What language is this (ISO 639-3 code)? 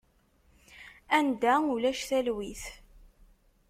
kab